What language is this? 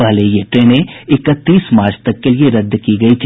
Hindi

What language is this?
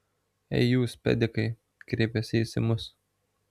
Lithuanian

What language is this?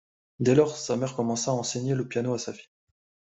French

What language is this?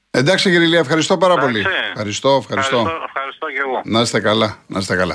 Greek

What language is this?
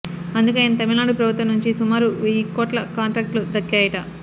Telugu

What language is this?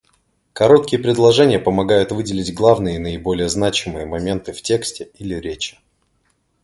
Russian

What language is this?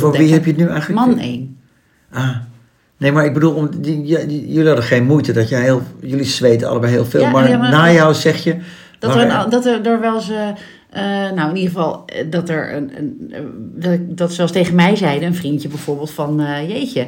Dutch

